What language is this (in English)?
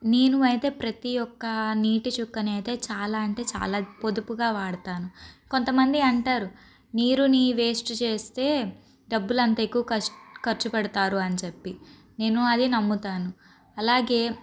Telugu